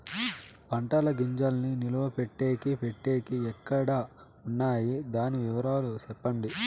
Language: Telugu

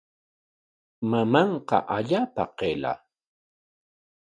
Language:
Corongo Ancash Quechua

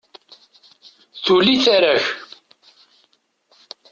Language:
Kabyle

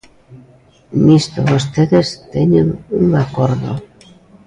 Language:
Galician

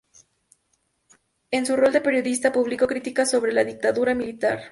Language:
Spanish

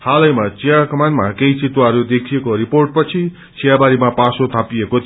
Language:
Nepali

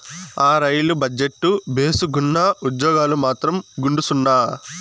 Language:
Telugu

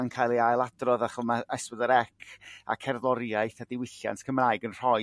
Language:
Welsh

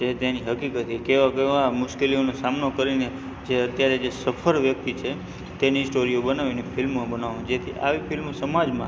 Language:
Gujarati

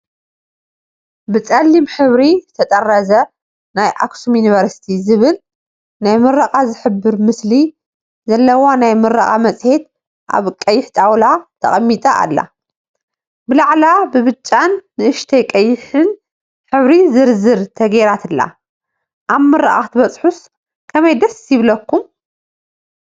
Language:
Tigrinya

